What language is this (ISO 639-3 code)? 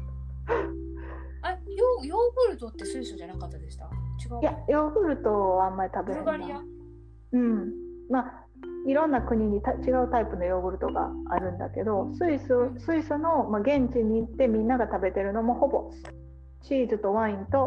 jpn